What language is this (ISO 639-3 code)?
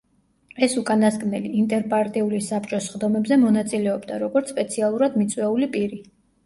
kat